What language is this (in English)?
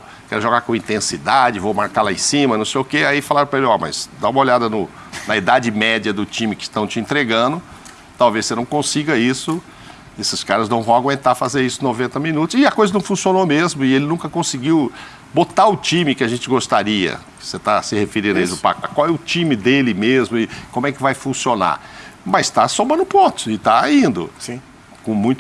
Portuguese